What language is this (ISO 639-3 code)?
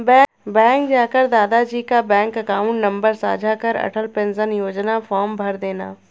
hin